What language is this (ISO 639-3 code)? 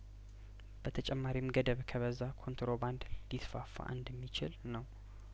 amh